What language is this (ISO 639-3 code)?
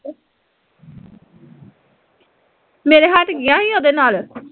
pan